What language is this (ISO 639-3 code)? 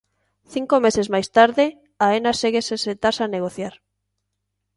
glg